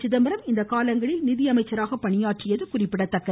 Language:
Tamil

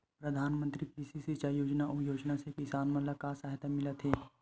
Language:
Chhattisgarhi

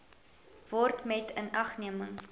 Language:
Afrikaans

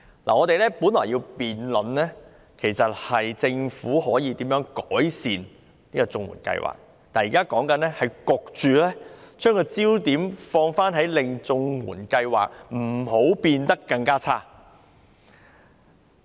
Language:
Cantonese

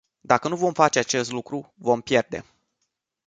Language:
Romanian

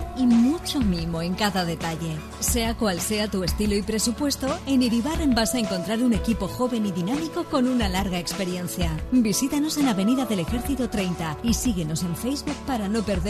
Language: Spanish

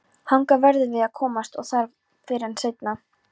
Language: Icelandic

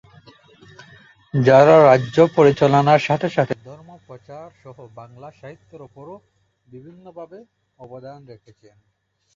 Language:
Bangla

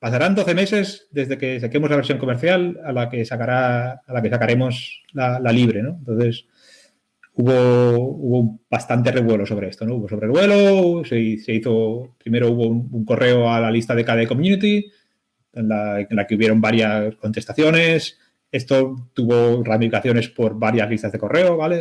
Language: Spanish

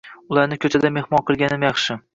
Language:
Uzbek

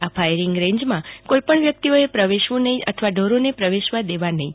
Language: Gujarati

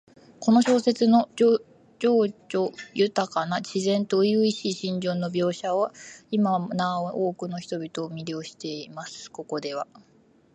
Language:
Japanese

